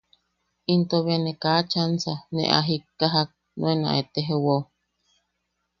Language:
Yaqui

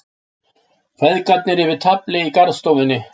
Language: Icelandic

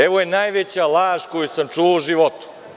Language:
Serbian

